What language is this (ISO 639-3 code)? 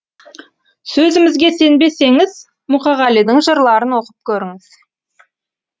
kaz